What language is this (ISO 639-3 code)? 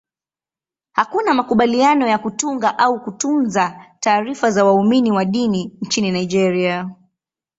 swa